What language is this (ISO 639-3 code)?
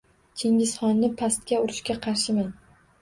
uzb